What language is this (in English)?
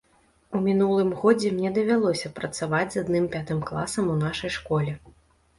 Belarusian